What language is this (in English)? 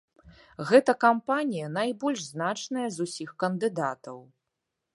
Belarusian